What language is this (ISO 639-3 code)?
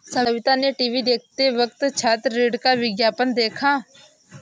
hin